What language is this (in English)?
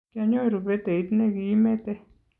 Kalenjin